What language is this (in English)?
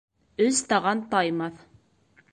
Bashkir